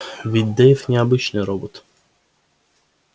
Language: Russian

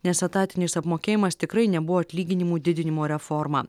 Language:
Lithuanian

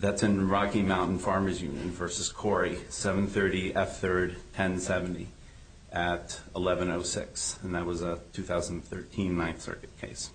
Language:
English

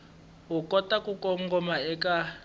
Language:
Tsonga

